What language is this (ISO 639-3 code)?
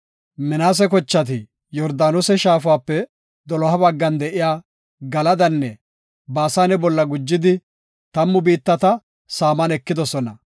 gof